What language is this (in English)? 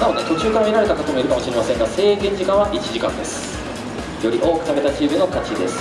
Japanese